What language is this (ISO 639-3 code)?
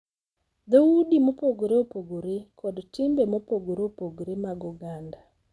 luo